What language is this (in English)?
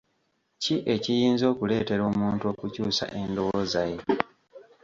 Ganda